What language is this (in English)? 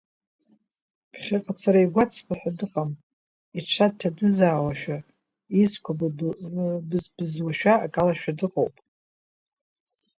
Abkhazian